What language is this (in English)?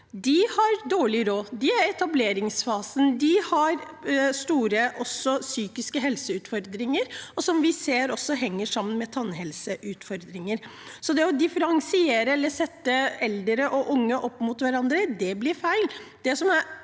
Norwegian